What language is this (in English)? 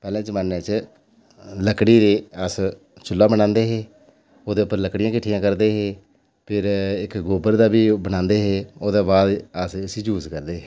Dogri